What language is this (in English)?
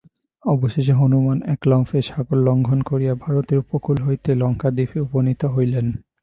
Bangla